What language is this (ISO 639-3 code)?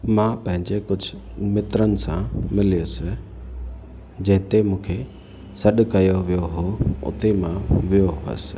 snd